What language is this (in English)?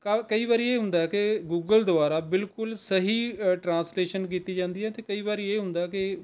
Punjabi